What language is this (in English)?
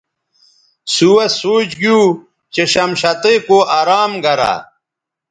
Bateri